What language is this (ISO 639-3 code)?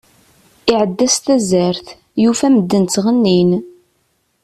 kab